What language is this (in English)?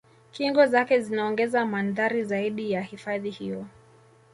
Swahili